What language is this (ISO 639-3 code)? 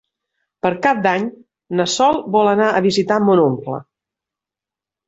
cat